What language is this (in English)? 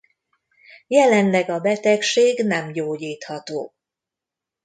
Hungarian